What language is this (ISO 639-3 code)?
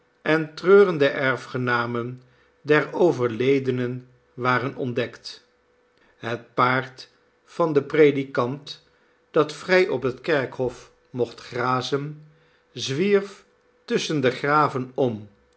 nld